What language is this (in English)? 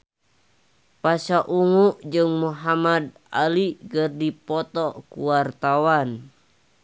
Sundanese